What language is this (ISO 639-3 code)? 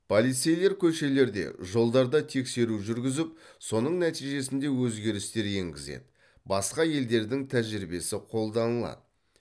kaz